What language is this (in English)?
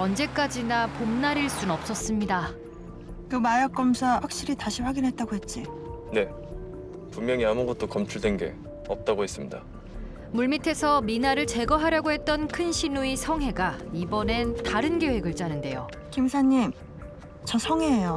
Korean